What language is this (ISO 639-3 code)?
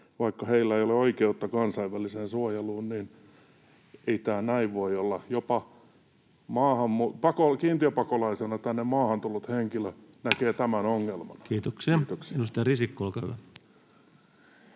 fin